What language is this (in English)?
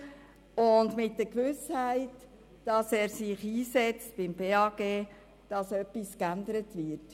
Swiss German